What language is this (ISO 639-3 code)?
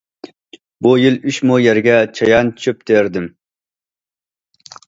uig